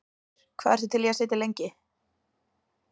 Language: Icelandic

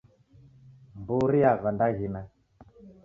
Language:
Taita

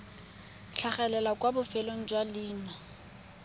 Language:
Tswana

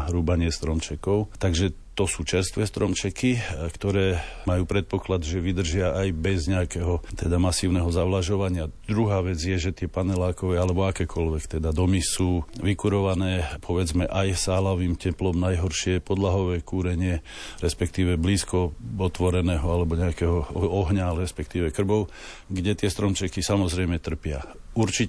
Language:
Slovak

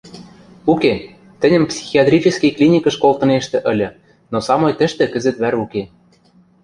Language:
Western Mari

